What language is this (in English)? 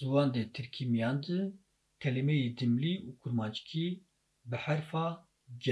Turkish